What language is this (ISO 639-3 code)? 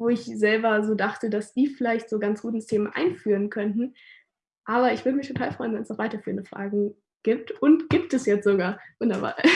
deu